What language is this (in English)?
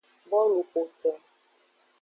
Aja (Benin)